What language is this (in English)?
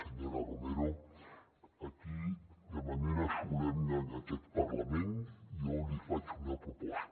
Catalan